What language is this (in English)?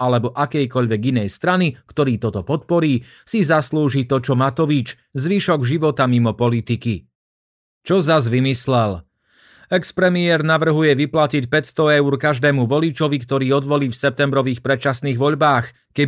Slovak